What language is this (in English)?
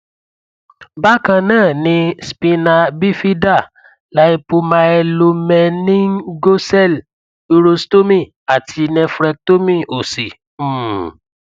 Yoruba